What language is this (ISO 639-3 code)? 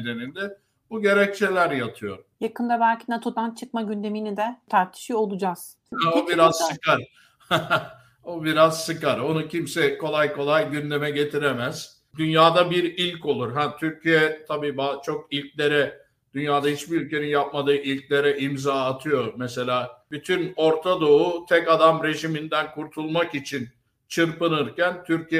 tur